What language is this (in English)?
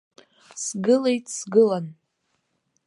Abkhazian